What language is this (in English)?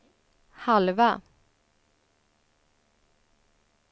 Swedish